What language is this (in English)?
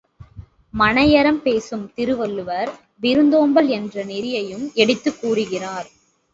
Tamil